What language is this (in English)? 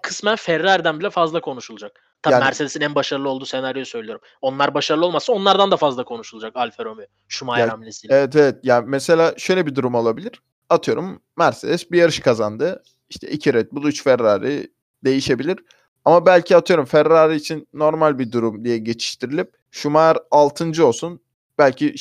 Turkish